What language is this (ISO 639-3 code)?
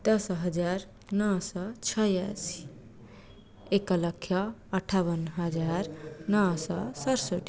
ori